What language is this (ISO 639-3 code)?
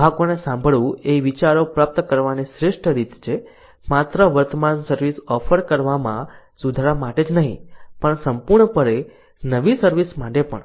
guj